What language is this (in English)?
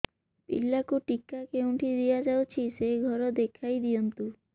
Odia